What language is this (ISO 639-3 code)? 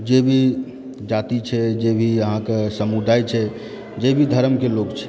mai